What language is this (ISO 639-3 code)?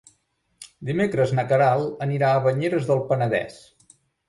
cat